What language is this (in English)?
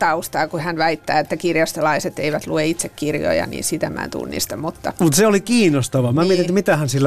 Finnish